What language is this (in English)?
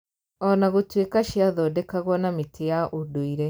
Kikuyu